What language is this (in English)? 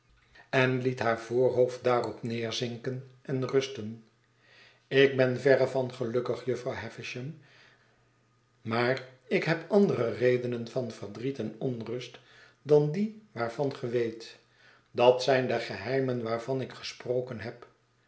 Dutch